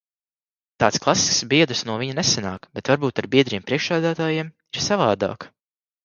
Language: Latvian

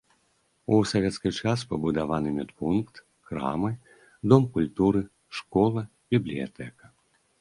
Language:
Belarusian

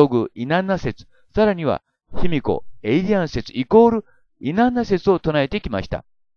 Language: Japanese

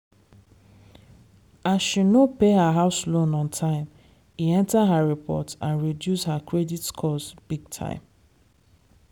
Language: Nigerian Pidgin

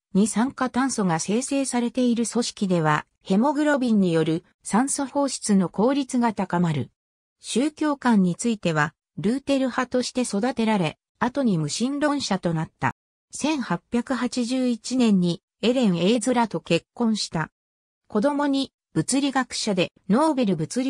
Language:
Japanese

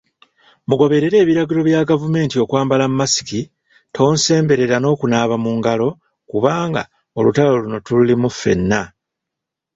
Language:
Ganda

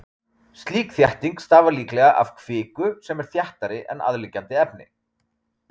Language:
Icelandic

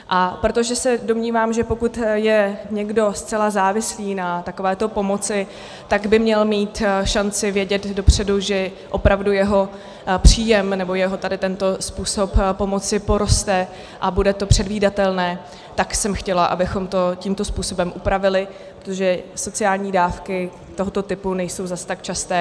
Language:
Czech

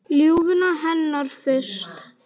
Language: Icelandic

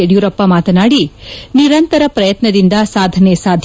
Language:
Kannada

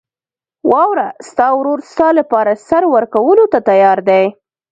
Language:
Pashto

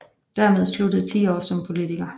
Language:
Danish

